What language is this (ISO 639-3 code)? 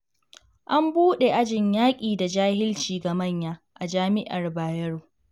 hau